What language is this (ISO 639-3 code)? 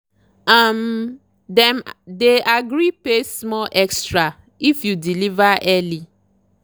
pcm